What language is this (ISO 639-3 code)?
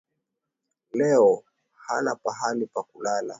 swa